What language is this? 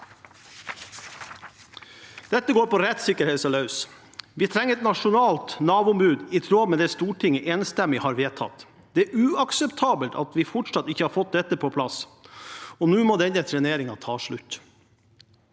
Norwegian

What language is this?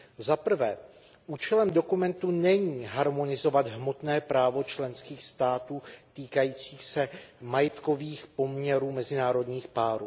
Czech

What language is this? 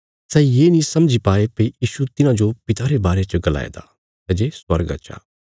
Bilaspuri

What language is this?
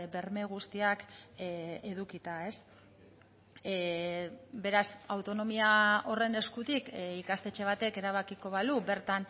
Basque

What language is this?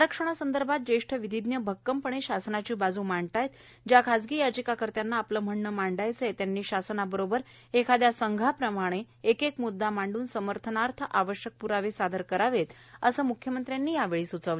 Marathi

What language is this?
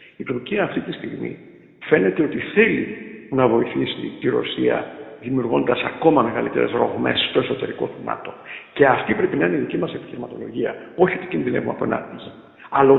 Greek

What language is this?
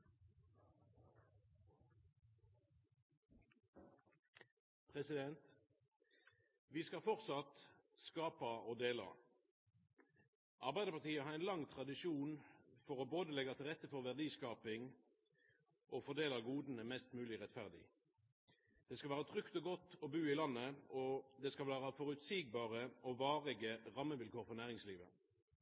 Norwegian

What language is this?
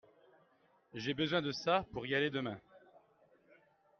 French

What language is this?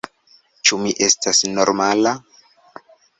Esperanto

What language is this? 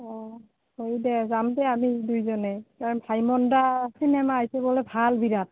Assamese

